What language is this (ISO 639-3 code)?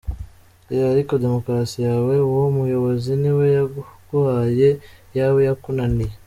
kin